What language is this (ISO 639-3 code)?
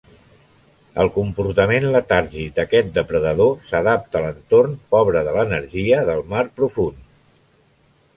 cat